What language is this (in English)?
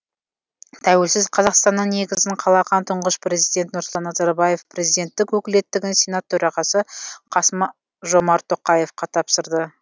Kazakh